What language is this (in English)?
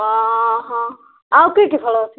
Odia